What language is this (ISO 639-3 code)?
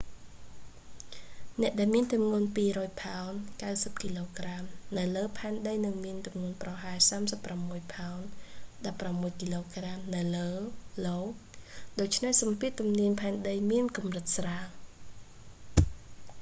khm